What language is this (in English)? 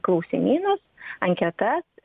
Lithuanian